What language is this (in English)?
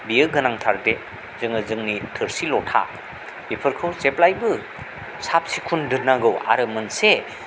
Bodo